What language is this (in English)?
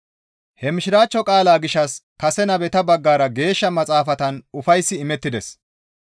Gamo